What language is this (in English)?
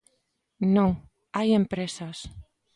Galician